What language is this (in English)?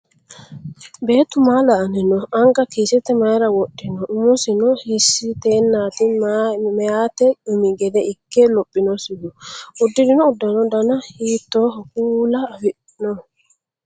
Sidamo